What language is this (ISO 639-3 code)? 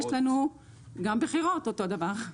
heb